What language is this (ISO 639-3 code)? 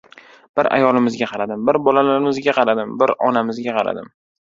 uzb